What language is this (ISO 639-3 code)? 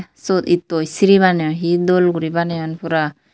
ccp